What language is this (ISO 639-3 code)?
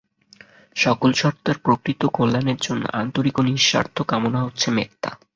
ben